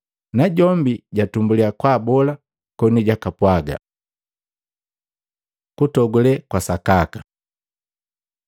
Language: Matengo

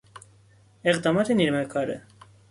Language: Persian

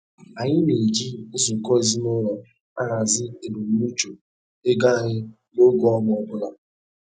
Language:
Igbo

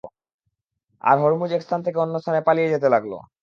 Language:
Bangla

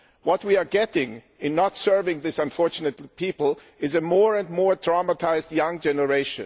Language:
English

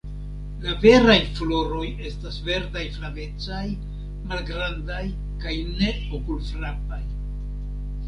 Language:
Esperanto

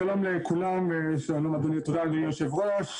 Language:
Hebrew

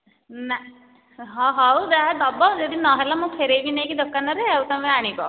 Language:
Odia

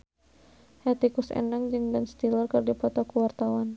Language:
Sundanese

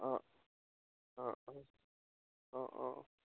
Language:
Assamese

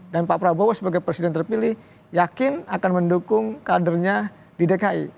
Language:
Indonesian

